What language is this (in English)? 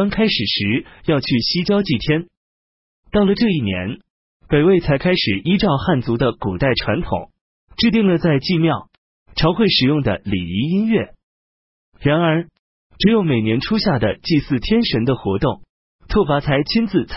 Chinese